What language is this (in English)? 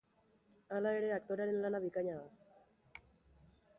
Basque